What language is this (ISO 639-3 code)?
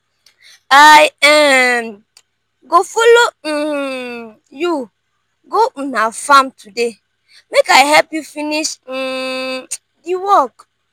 pcm